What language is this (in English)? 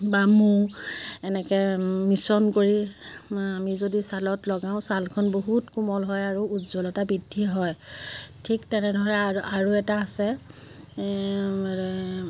Assamese